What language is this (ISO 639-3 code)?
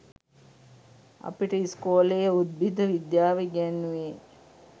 sin